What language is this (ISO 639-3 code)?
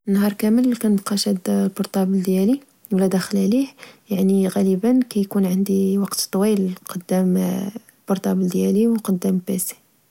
ary